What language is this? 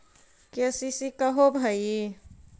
Magahi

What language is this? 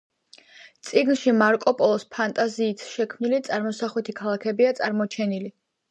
Georgian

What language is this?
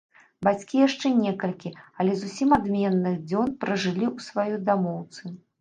Belarusian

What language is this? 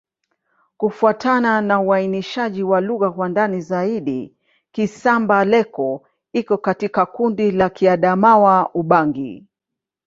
Swahili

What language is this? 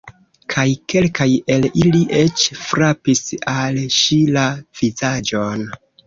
Esperanto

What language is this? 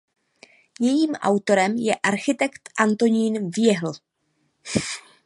Czech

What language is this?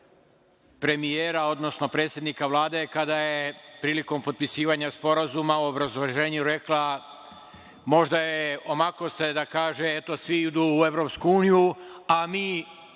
Serbian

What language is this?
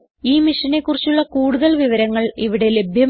Malayalam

